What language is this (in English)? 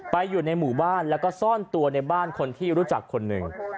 Thai